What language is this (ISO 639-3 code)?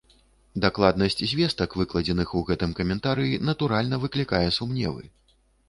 bel